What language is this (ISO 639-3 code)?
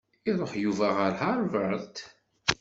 kab